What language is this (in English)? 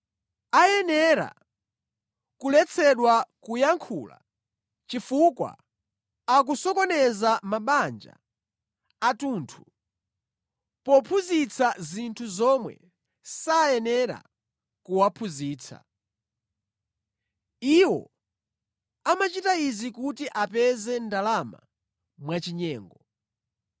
Nyanja